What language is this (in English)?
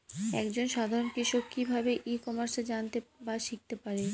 Bangla